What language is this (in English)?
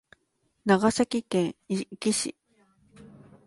Japanese